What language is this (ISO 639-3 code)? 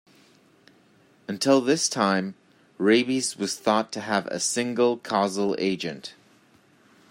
eng